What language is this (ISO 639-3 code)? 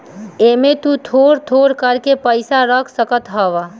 bho